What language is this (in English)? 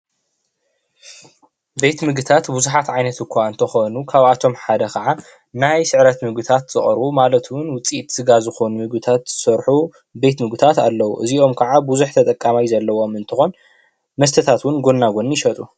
Tigrinya